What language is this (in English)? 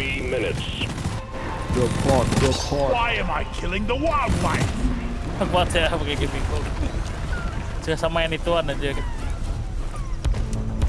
Indonesian